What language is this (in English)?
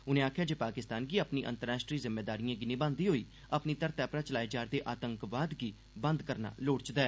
Dogri